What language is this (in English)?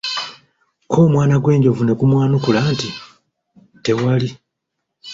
Ganda